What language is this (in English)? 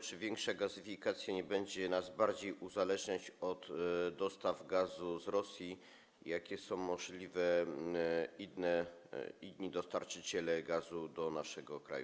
Polish